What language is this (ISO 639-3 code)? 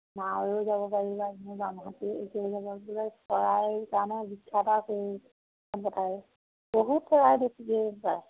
asm